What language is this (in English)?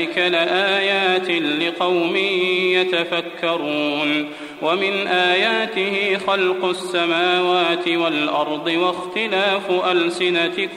Arabic